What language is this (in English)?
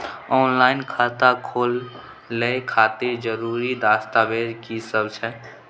Maithili